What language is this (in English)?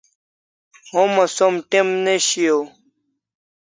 Kalasha